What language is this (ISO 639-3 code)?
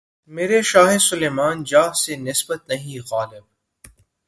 urd